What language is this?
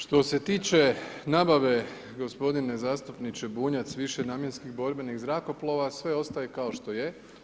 Croatian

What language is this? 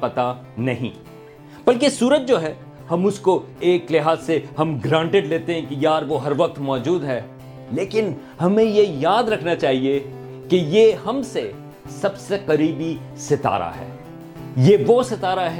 Urdu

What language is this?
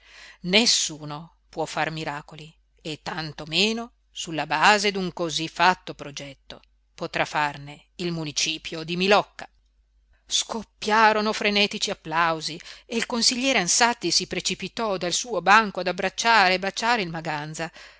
Italian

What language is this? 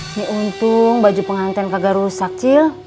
Indonesian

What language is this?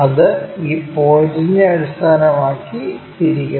Malayalam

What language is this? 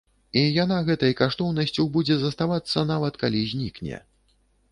Belarusian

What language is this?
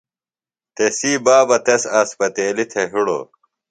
Phalura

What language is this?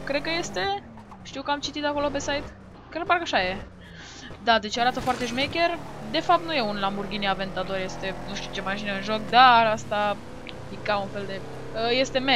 Romanian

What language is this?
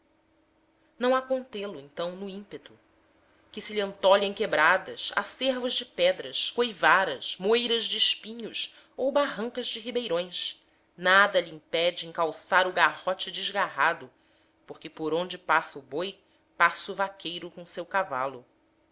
Portuguese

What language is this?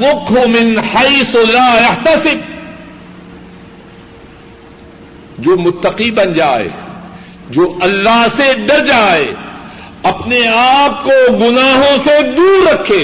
Urdu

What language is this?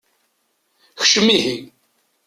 Kabyle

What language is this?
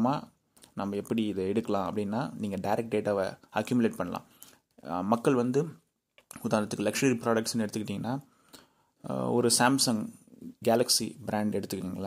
Tamil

